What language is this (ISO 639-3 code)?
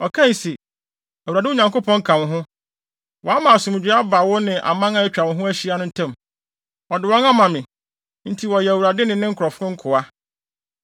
aka